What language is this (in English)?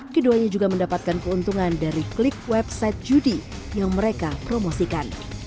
Indonesian